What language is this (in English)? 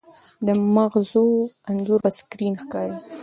Pashto